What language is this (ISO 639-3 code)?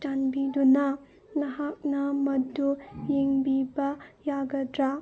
mni